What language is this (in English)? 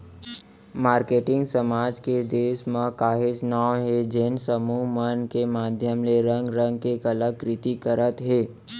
Chhattisgarhi